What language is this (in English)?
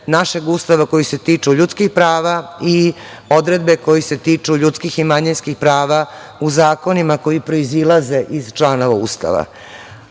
Serbian